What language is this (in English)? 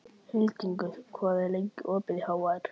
Icelandic